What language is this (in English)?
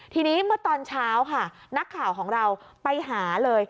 Thai